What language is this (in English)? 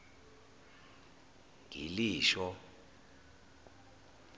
Zulu